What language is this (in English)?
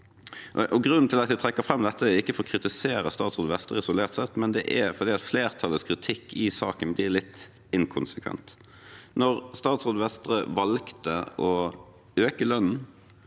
Norwegian